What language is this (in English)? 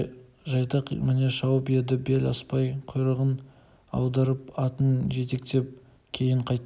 Kazakh